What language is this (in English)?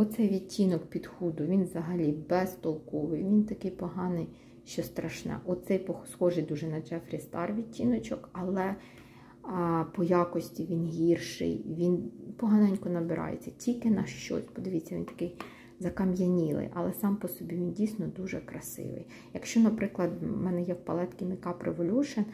Ukrainian